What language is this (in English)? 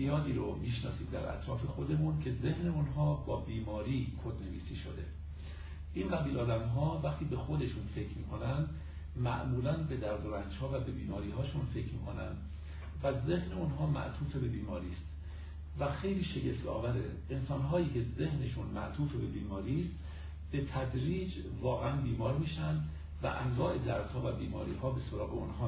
Persian